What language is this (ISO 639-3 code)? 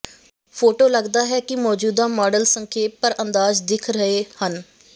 pan